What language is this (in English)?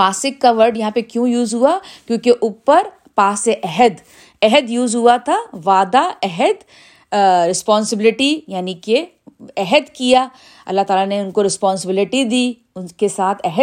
Urdu